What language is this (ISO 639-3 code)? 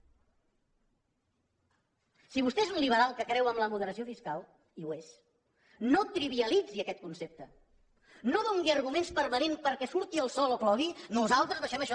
cat